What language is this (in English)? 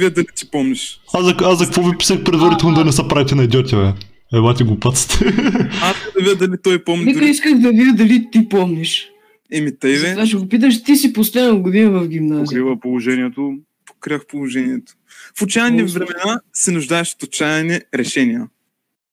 Bulgarian